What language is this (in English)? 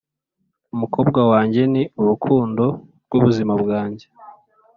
Kinyarwanda